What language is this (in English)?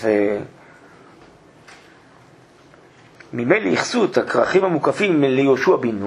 Hebrew